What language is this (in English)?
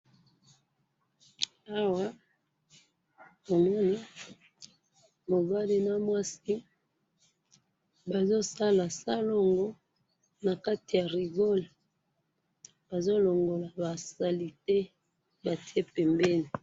Lingala